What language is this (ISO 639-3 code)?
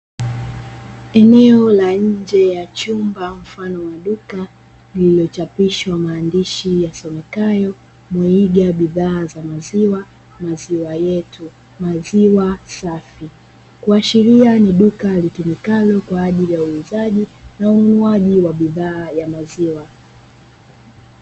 swa